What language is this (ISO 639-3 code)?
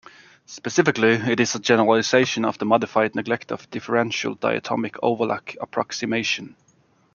eng